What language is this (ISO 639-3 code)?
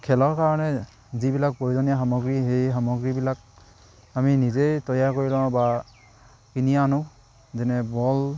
asm